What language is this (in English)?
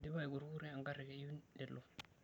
Masai